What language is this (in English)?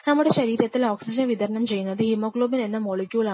Malayalam